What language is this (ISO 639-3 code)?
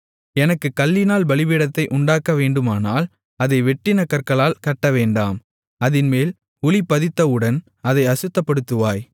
tam